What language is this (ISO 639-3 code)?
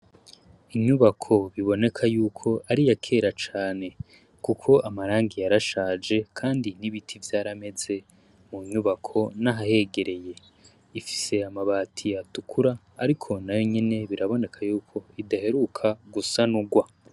run